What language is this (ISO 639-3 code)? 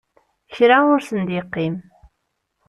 kab